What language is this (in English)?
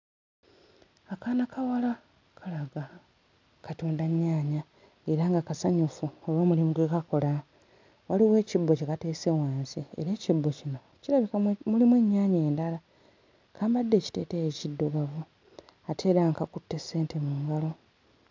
Ganda